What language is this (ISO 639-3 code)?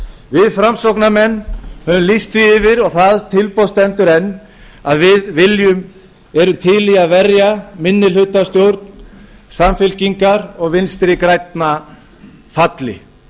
isl